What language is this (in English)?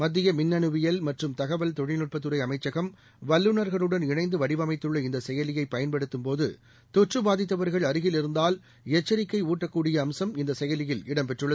Tamil